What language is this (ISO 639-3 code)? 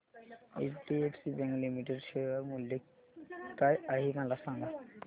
mar